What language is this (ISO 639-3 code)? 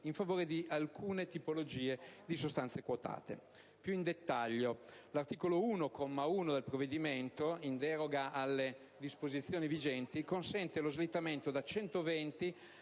ita